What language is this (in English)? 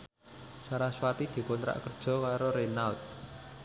Javanese